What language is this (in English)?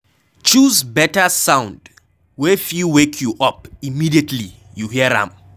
Nigerian Pidgin